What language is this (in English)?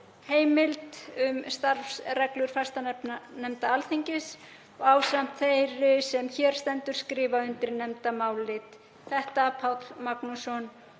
Icelandic